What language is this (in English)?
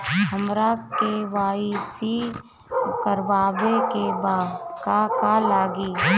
Bhojpuri